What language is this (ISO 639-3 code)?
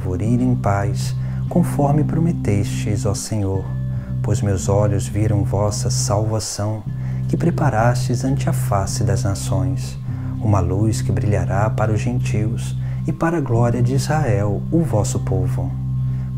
por